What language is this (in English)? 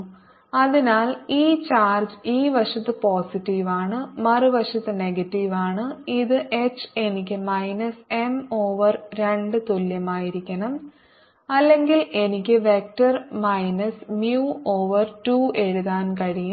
Malayalam